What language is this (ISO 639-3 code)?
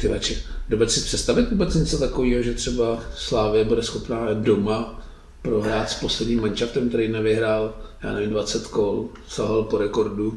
ces